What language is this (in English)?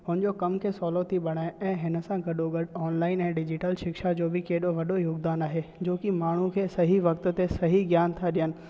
Sindhi